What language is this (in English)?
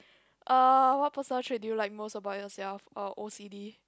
English